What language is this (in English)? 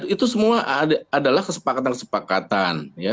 Indonesian